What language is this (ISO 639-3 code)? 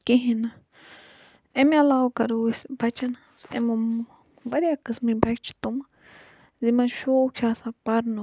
kas